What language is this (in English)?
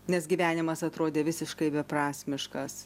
Lithuanian